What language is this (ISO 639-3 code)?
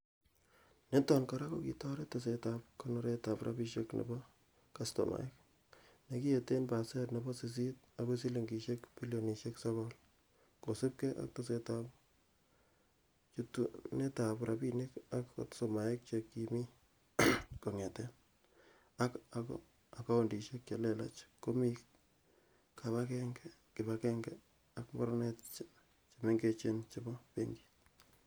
kln